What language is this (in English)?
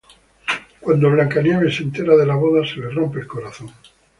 Spanish